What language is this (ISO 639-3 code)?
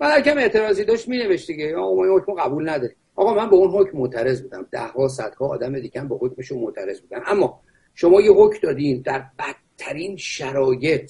fas